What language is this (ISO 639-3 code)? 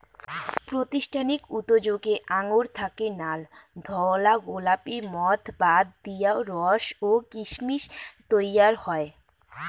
ben